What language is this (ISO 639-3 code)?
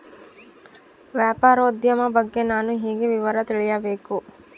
kan